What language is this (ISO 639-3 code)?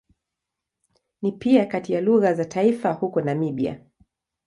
swa